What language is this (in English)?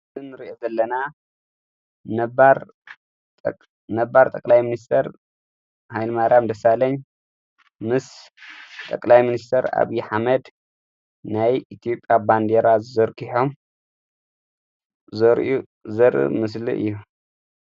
Tigrinya